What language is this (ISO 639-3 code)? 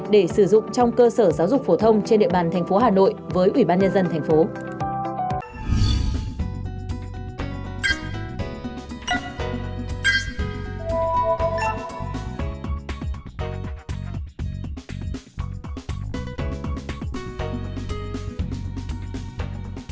vie